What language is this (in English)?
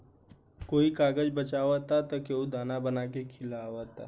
Bhojpuri